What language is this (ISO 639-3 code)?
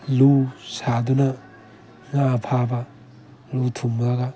mni